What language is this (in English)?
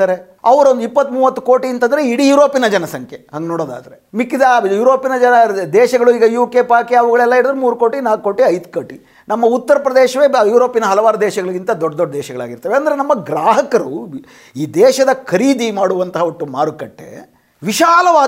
Kannada